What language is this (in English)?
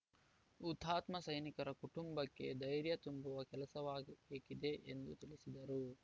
Kannada